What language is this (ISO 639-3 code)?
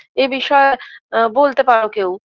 ben